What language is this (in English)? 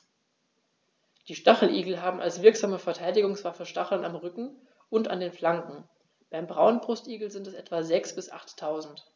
German